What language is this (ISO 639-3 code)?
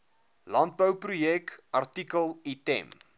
afr